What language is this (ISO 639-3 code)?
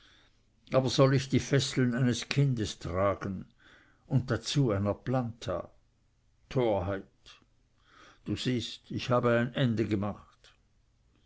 deu